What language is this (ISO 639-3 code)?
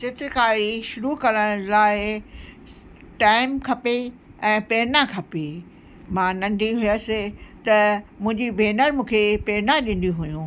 snd